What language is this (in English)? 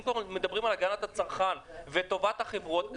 Hebrew